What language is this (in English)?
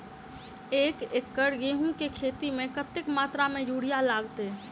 Maithili